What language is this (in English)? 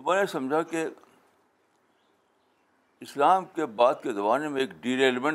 Urdu